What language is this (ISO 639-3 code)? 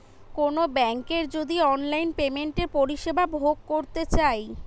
ben